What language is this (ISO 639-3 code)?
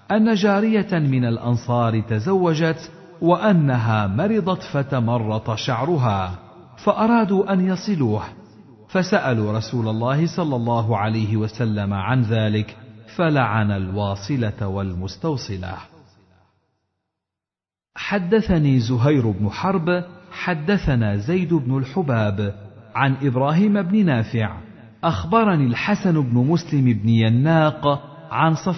ara